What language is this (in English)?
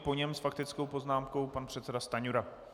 Czech